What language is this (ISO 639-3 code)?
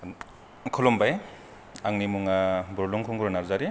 brx